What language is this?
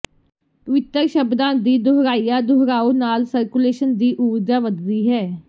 Punjabi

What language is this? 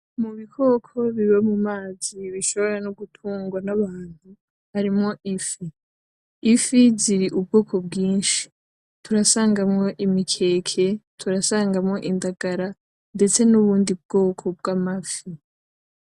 Rundi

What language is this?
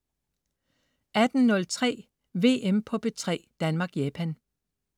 Danish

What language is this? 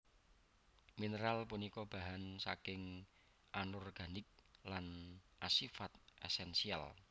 Javanese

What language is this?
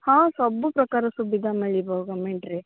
Odia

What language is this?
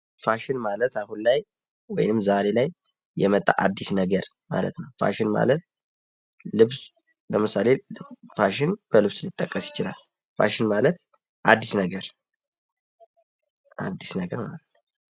Amharic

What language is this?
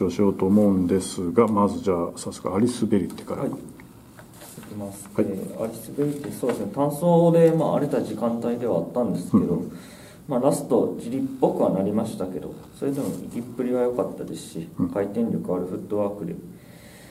Japanese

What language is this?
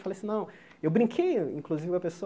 Portuguese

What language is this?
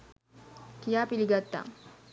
Sinhala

